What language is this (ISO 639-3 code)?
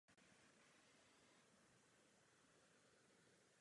ces